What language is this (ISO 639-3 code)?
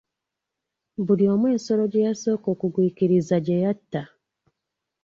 lug